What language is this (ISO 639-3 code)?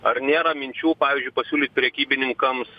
lit